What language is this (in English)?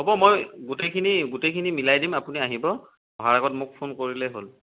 Assamese